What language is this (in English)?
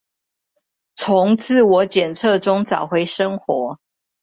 Chinese